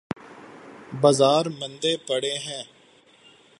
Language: Urdu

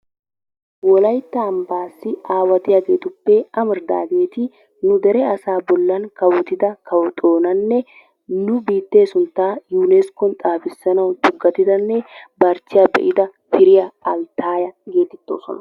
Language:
Wolaytta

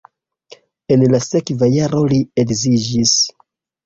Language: Esperanto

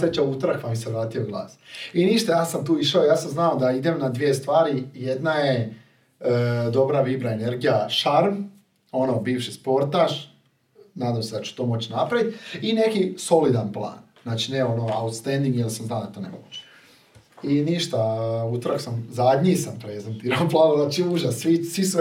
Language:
Croatian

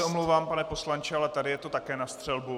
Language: Czech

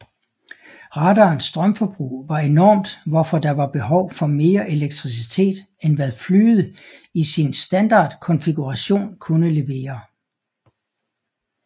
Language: Danish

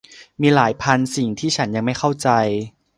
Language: Thai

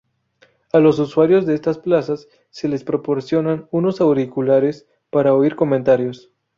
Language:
Spanish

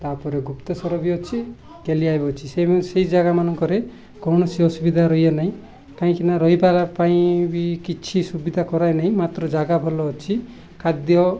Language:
Odia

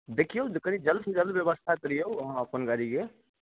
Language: Maithili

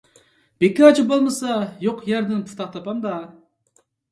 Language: Uyghur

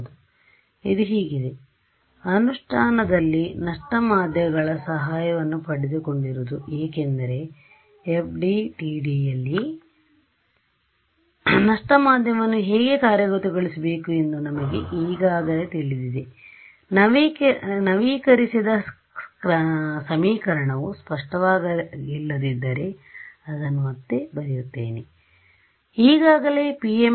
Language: Kannada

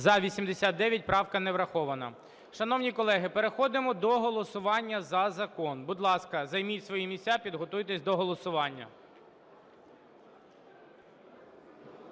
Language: Ukrainian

